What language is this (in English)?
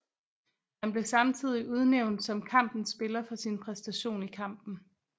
Danish